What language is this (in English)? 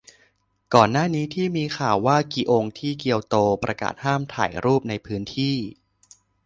Thai